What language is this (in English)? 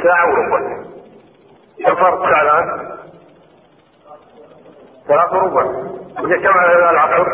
Arabic